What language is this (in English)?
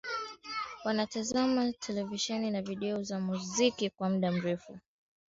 Swahili